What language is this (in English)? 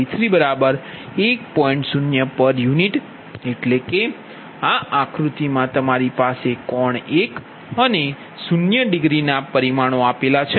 Gujarati